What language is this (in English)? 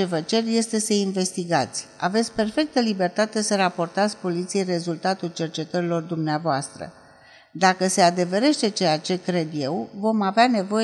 Romanian